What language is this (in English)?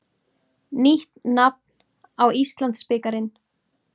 Icelandic